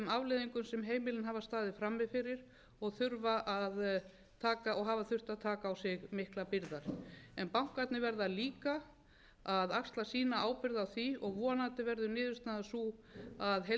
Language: Icelandic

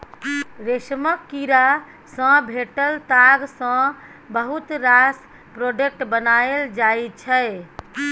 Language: Maithili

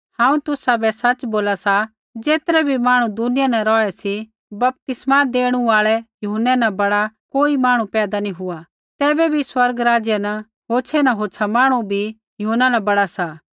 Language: Kullu Pahari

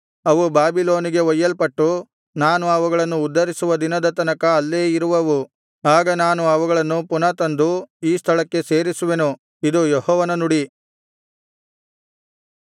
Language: Kannada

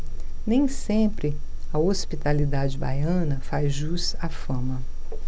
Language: Portuguese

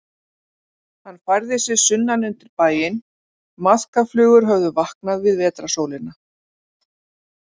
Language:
Icelandic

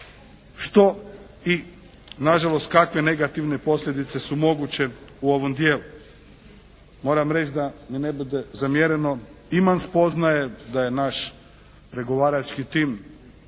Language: Croatian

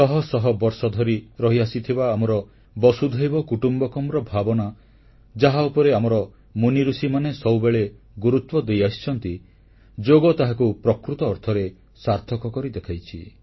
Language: Odia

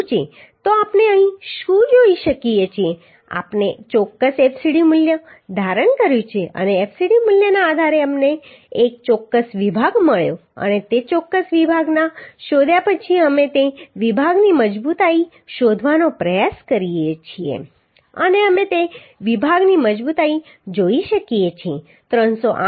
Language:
Gujarati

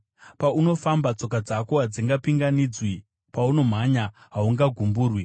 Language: Shona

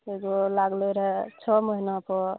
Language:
Maithili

